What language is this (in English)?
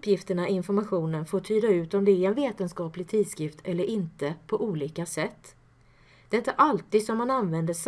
Swedish